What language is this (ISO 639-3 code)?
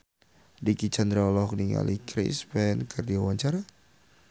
sun